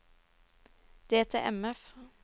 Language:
Norwegian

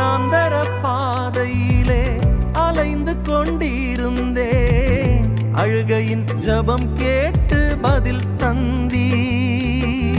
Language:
Urdu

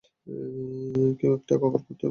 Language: Bangla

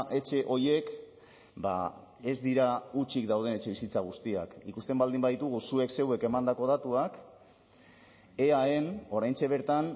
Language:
Basque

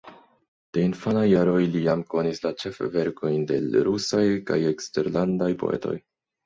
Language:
Esperanto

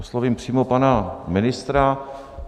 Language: Czech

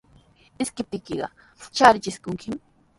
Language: Sihuas Ancash Quechua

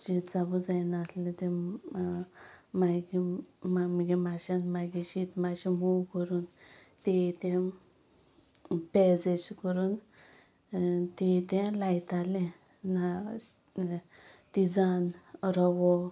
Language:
Konkani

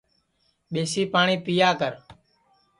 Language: Sansi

